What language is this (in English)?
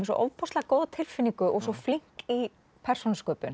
Icelandic